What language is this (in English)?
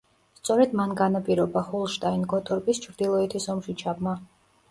Georgian